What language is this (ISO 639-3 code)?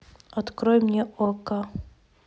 rus